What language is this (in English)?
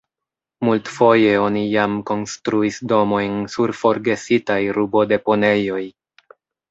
Esperanto